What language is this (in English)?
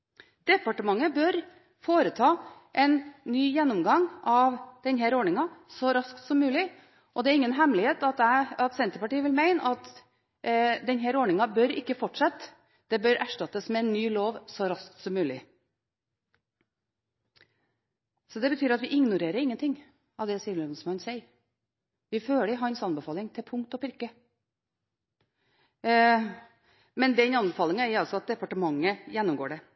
Norwegian Bokmål